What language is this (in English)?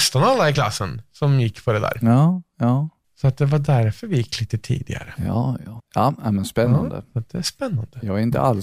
Swedish